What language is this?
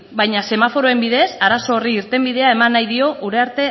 Basque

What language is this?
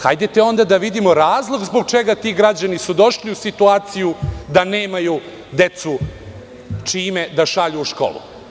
Serbian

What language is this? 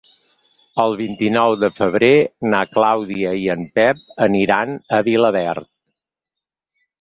Catalan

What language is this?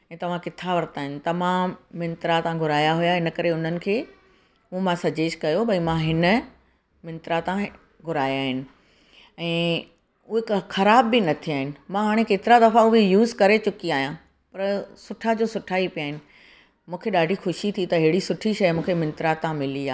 Sindhi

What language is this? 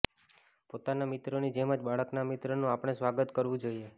Gujarati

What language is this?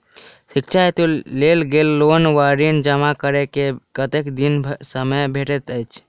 Maithili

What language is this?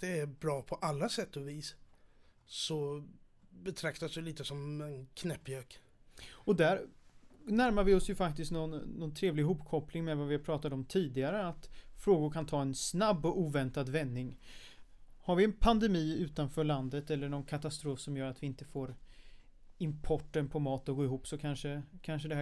Swedish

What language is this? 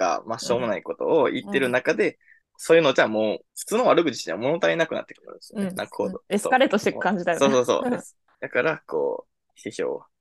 Japanese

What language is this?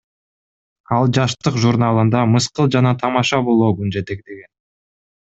Kyrgyz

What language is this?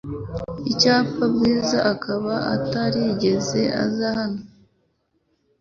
Kinyarwanda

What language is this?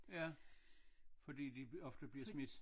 Danish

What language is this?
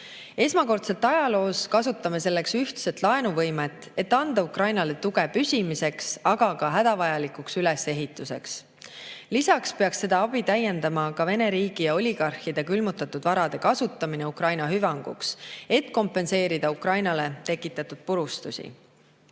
Estonian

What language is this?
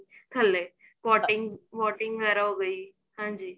Punjabi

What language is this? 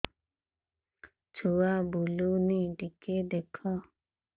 Odia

